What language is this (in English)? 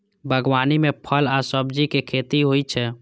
Maithili